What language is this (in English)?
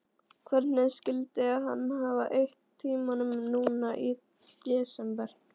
Icelandic